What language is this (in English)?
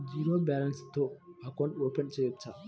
Telugu